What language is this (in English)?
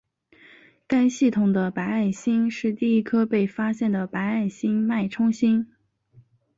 Chinese